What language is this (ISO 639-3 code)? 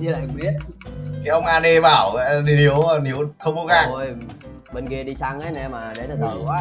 vie